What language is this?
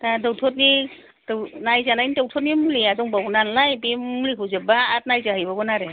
Bodo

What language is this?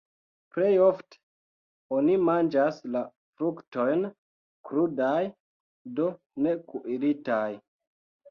Esperanto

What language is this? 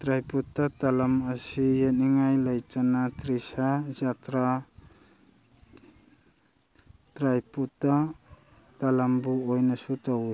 Manipuri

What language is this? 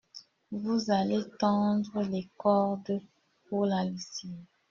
French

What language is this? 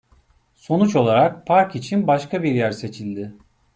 Turkish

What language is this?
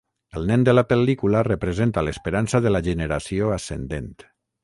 Catalan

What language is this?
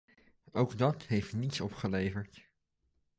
Dutch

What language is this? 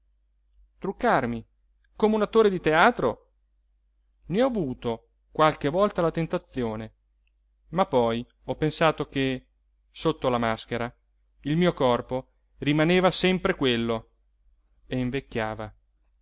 Italian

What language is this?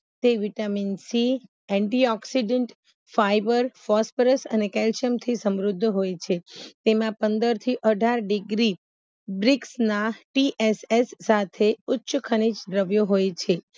Gujarati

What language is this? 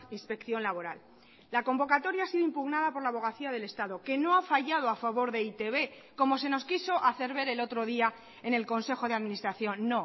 Spanish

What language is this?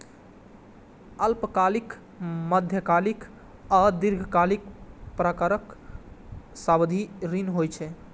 Maithili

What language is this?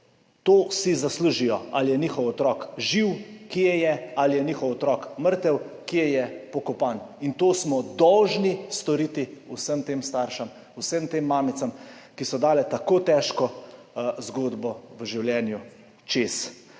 Slovenian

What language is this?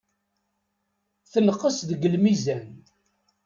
Kabyle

